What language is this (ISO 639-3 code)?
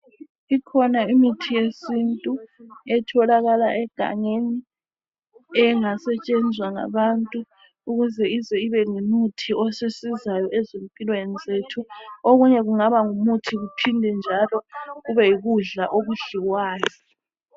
nde